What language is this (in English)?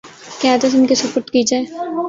Urdu